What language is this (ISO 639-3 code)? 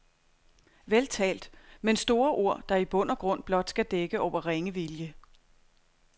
dan